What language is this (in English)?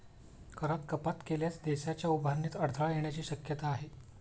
Marathi